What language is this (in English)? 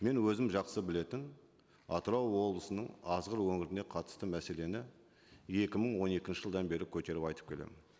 Kazakh